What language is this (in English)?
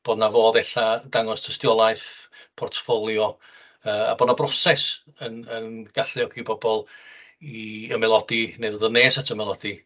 Welsh